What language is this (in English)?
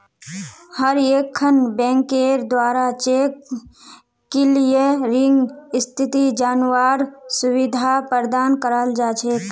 Magahi